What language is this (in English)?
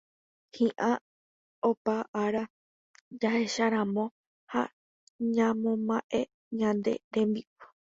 Guarani